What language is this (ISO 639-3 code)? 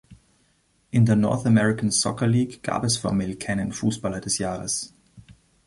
deu